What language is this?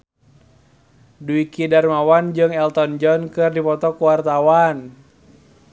Sundanese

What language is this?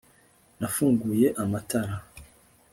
Kinyarwanda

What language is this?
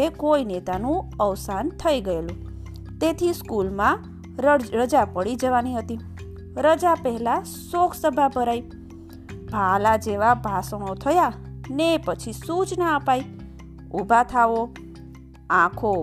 Gujarati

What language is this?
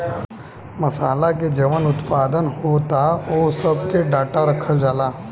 Bhojpuri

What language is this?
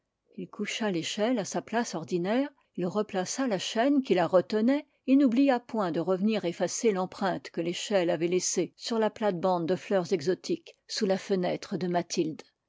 French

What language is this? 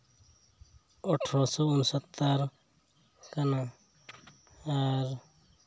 Santali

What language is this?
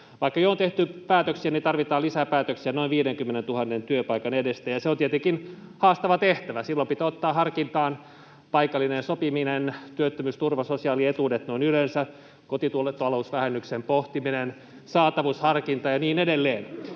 Finnish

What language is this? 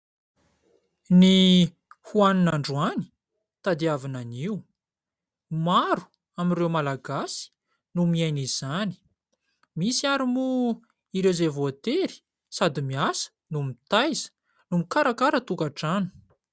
Malagasy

